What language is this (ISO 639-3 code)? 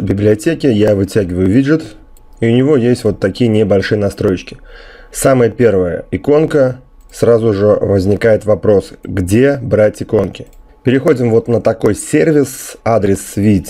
rus